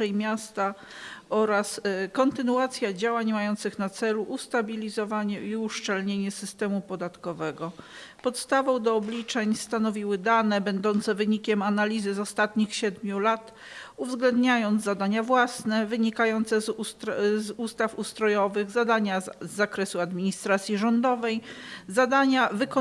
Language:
Polish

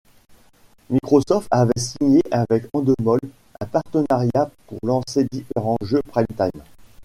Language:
French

